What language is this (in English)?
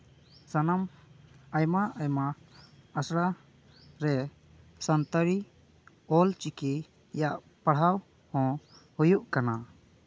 Santali